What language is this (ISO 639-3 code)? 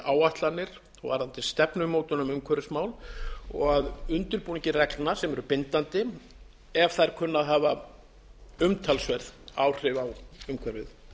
isl